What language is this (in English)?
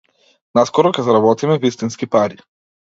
Macedonian